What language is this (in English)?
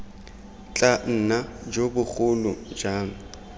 Tswana